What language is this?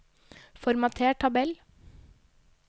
Norwegian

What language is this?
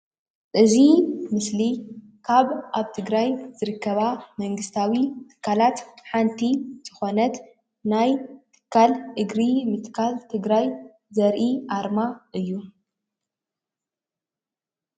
Tigrinya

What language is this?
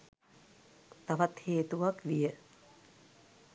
Sinhala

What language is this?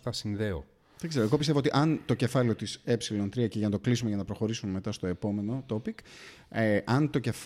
Greek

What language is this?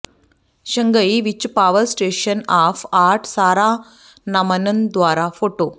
Punjabi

